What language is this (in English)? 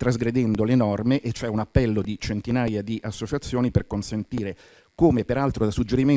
Italian